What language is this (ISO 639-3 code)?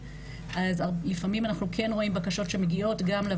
heb